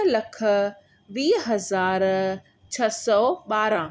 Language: Sindhi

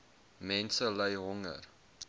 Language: Afrikaans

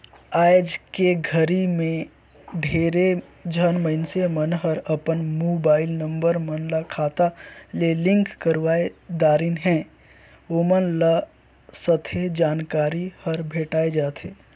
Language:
Chhattisgarhi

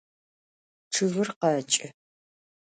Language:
Adyghe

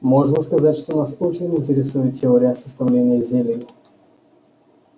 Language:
Russian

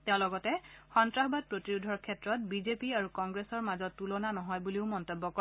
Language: Assamese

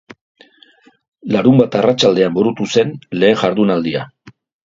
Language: Basque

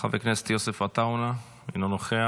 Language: Hebrew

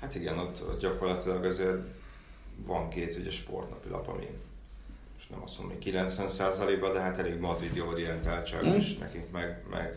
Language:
Hungarian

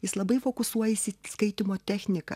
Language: Lithuanian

